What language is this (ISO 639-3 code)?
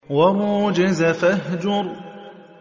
ara